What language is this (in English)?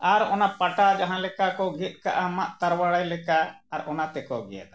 Santali